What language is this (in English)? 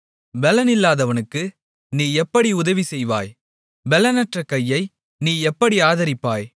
Tamil